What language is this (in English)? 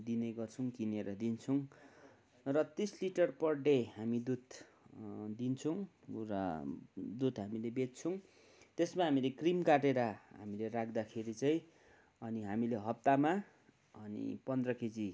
Nepali